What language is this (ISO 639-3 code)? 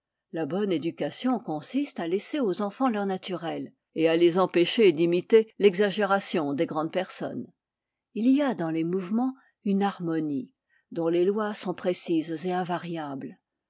fra